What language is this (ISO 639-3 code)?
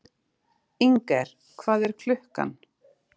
isl